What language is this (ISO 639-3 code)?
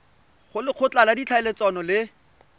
tsn